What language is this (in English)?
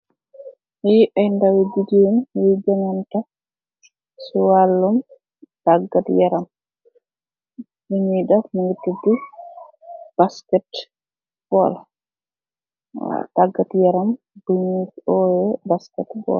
Wolof